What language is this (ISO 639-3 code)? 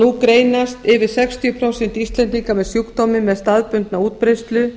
isl